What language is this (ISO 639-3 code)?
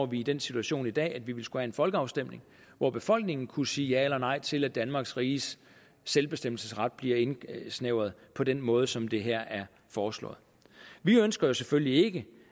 dan